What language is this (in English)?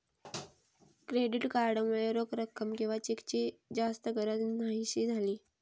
Marathi